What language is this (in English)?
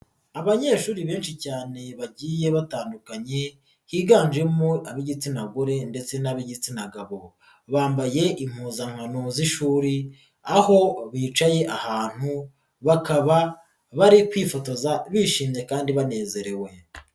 Kinyarwanda